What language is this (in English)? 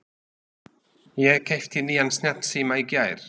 Icelandic